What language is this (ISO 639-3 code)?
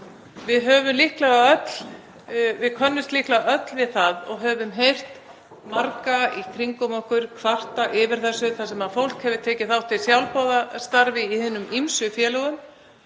isl